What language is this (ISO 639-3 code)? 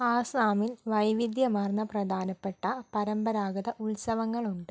mal